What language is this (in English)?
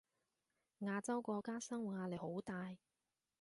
Cantonese